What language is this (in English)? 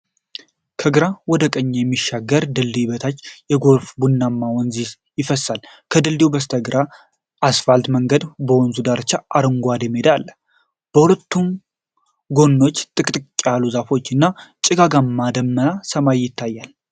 Amharic